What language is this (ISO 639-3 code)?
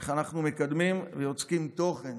heb